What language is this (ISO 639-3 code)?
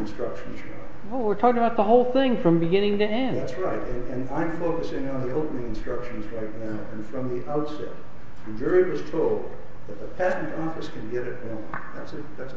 eng